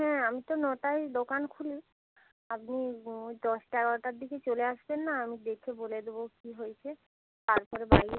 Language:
Bangla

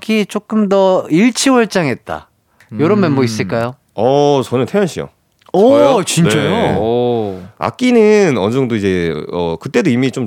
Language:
Korean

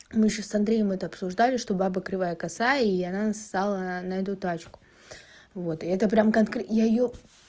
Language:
Russian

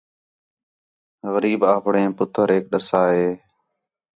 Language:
Khetrani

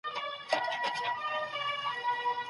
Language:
Pashto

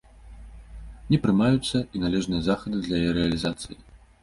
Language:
Belarusian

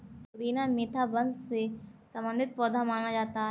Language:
Hindi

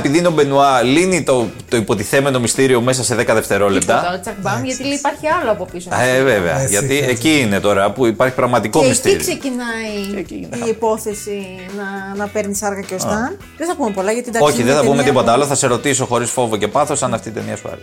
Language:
Greek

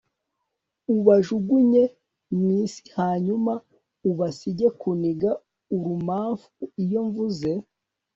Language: Kinyarwanda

